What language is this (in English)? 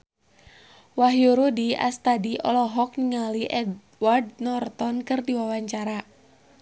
Sundanese